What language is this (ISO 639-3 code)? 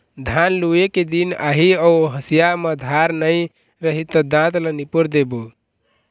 hne